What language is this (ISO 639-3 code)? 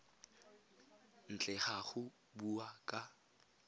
tsn